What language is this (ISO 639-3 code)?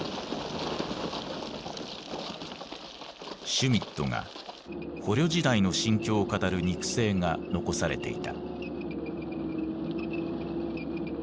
jpn